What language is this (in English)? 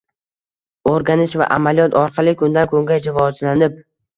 Uzbek